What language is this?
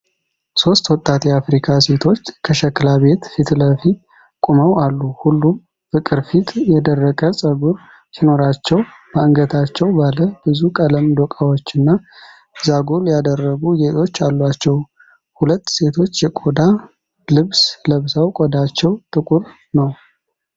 Amharic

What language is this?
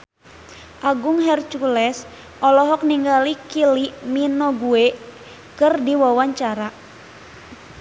Sundanese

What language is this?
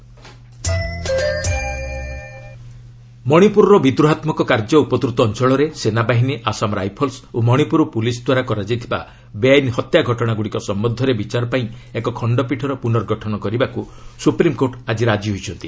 Odia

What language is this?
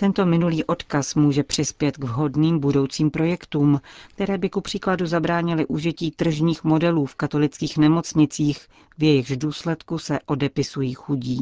Czech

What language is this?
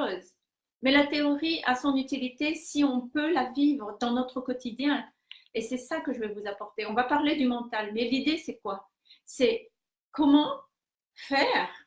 French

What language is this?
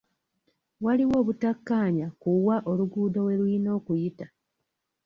Ganda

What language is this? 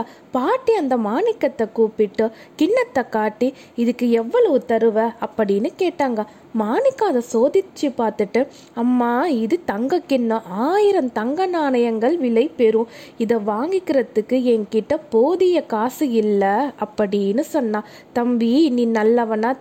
Tamil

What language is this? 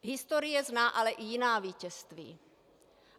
Czech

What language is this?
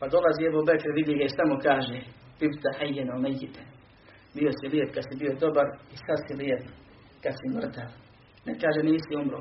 Croatian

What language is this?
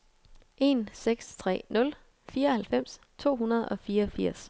Danish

